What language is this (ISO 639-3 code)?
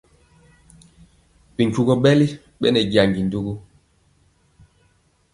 mcx